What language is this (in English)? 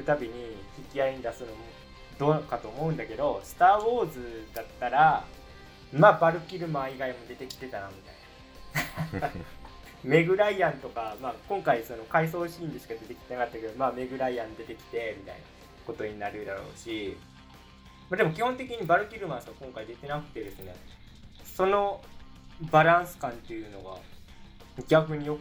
Japanese